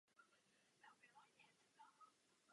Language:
Czech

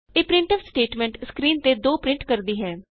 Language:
Punjabi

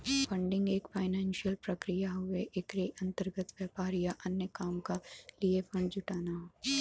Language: Bhojpuri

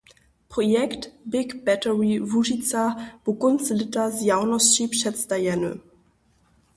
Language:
Upper Sorbian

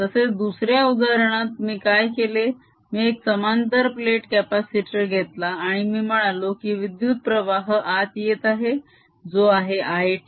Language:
Marathi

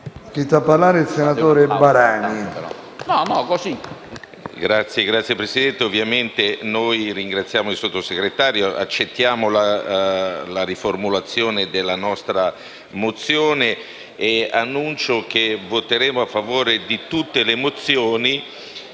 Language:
Italian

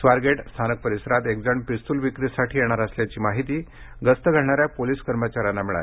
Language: Marathi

